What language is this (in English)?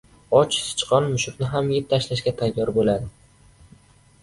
Uzbek